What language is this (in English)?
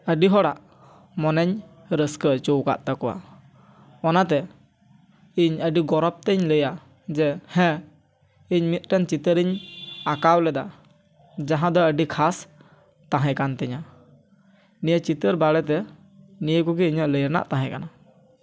Santali